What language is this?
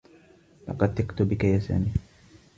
Arabic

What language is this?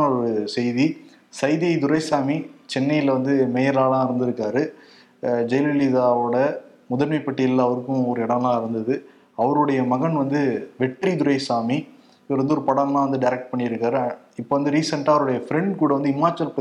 Tamil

